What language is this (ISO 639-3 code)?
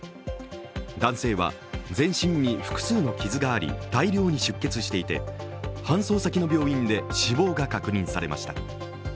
jpn